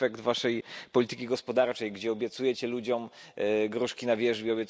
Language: Polish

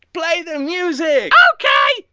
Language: English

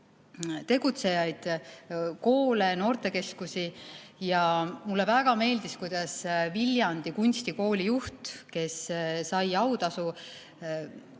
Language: Estonian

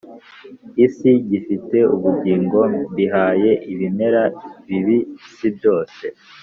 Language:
Kinyarwanda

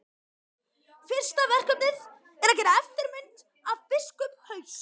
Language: Icelandic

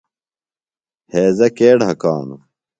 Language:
Phalura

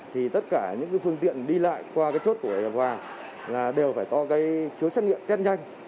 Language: Vietnamese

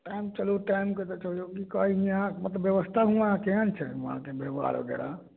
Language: Maithili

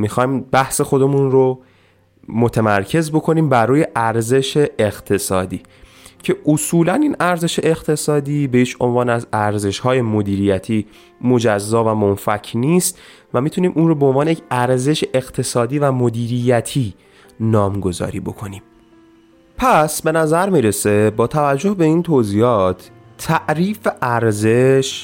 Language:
Persian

